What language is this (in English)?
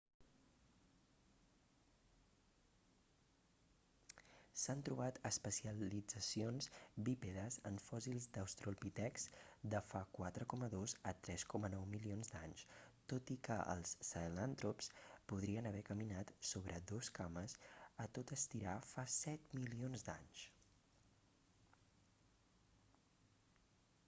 Catalan